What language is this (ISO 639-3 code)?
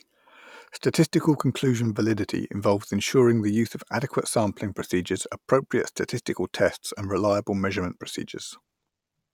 eng